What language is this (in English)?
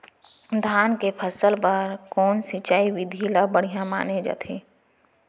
Chhattisgarhi